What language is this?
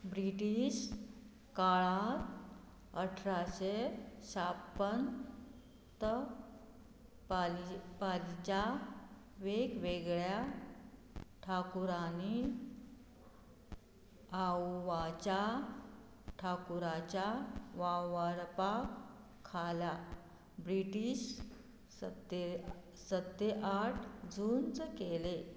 Konkani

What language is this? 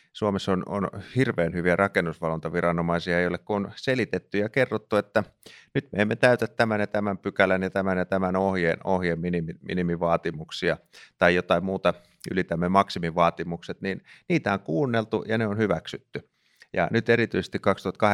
Finnish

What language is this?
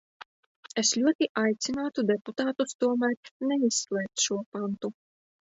Latvian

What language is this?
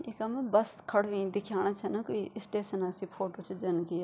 Garhwali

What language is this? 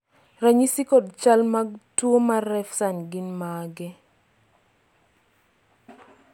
Luo (Kenya and Tanzania)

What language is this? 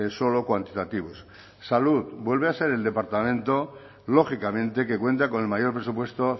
Spanish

